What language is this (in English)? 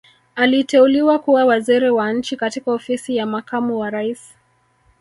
Swahili